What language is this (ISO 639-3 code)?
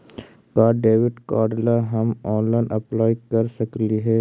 mag